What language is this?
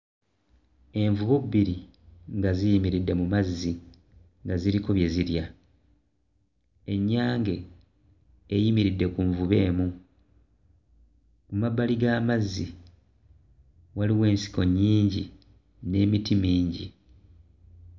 Ganda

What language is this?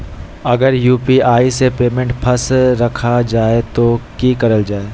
Magahi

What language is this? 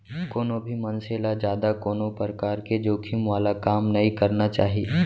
Chhattisgarhi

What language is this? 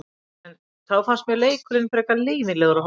Icelandic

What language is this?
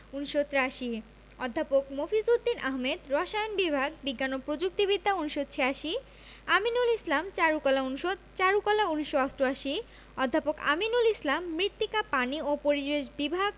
Bangla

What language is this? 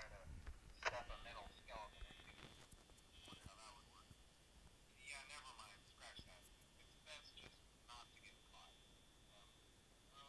Romanian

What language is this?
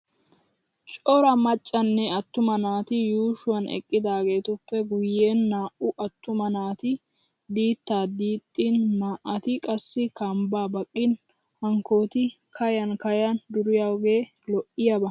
Wolaytta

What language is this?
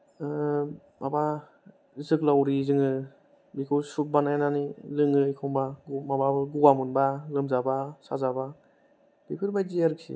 Bodo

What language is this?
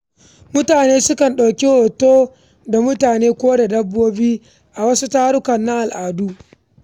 Hausa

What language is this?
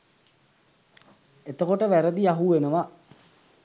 Sinhala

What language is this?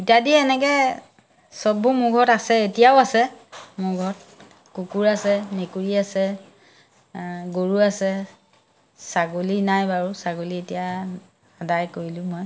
Assamese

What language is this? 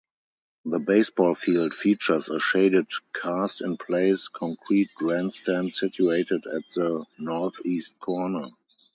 English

